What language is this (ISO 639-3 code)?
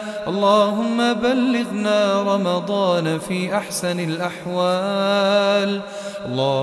ara